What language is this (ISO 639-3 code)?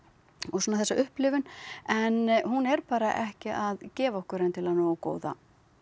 isl